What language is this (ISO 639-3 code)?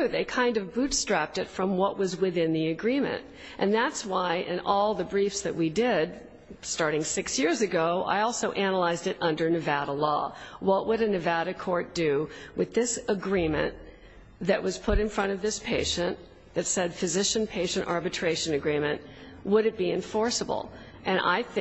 eng